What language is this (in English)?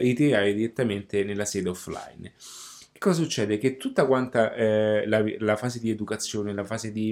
Italian